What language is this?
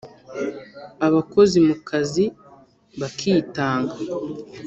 Kinyarwanda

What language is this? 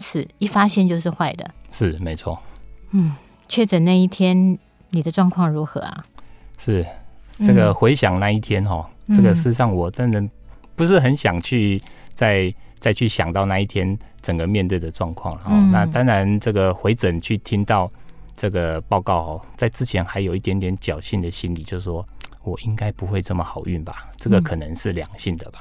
Chinese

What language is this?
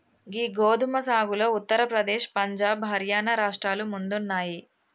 Telugu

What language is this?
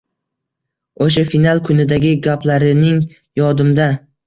Uzbek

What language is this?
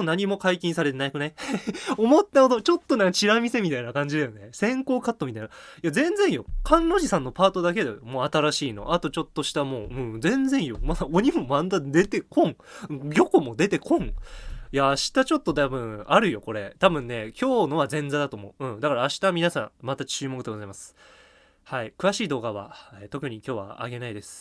Japanese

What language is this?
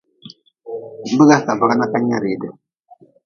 Nawdm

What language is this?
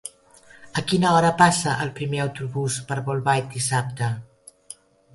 Catalan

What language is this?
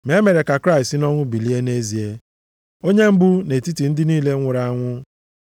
Igbo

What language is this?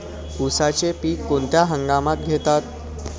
Marathi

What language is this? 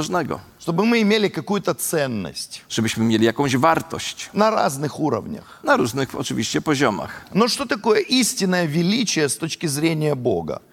Polish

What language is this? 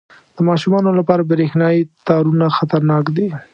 Pashto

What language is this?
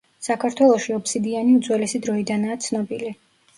Georgian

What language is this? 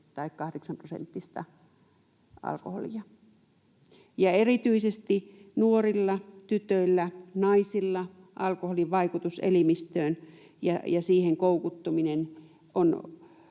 Finnish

